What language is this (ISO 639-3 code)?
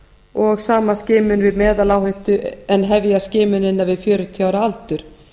isl